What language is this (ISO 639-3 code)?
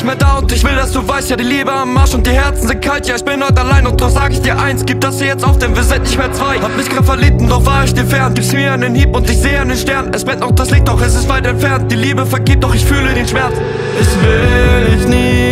deu